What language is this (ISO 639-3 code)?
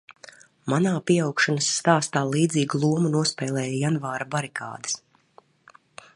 lav